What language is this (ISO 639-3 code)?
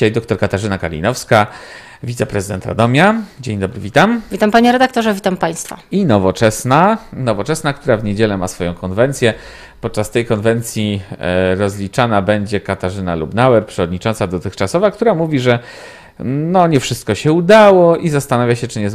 pol